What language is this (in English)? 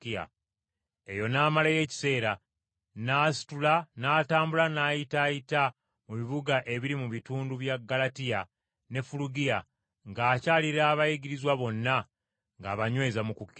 Ganda